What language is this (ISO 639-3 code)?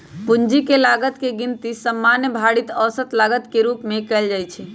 mag